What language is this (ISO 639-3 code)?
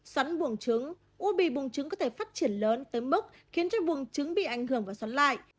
vie